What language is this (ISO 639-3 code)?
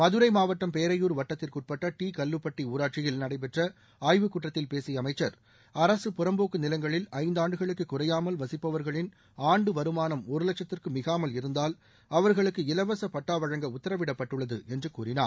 tam